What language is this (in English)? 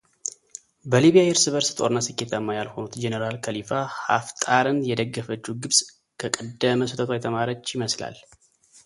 Amharic